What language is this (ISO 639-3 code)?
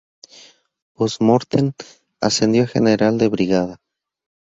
spa